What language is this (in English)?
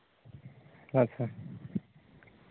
Santali